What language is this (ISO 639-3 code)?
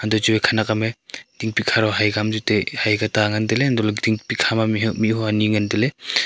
nnp